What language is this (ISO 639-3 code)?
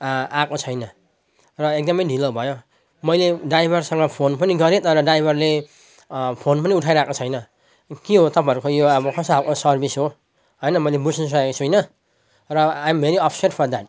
nep